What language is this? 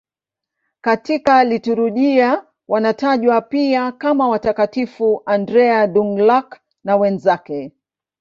Swahili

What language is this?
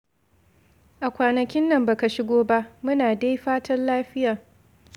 Hausa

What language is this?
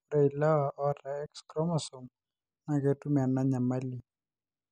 Masai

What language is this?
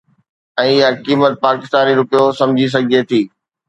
Sindhi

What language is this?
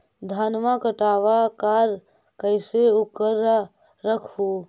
Magahi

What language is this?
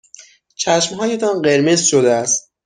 Persian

